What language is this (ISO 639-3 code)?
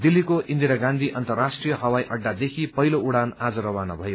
nep